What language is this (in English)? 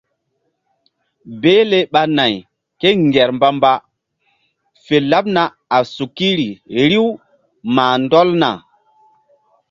Mbum